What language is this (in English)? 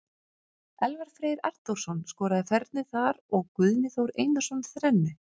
Icelandic